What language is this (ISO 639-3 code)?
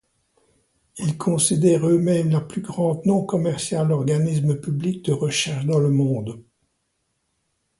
fra